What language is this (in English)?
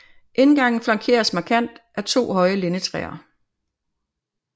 Danish